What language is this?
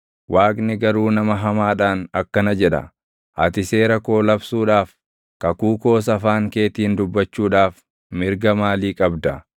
Oromo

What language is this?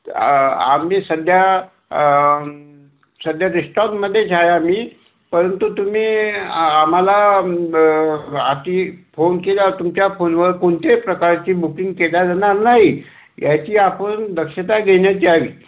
Marathi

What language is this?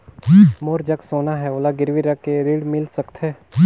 Chhattisgarhi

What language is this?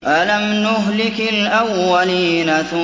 Arabic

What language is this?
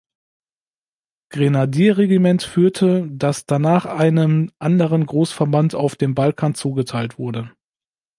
German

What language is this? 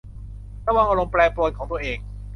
Thai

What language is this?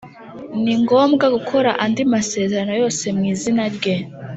Kinyarwanda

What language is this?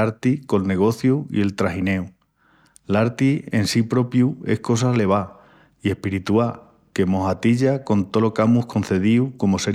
Extremaduran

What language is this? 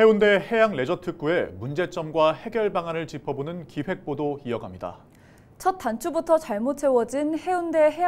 Korean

